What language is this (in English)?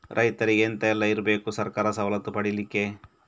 Kannada